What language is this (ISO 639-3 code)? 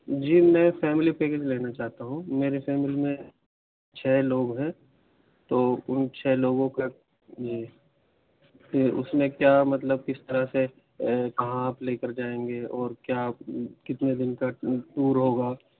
urd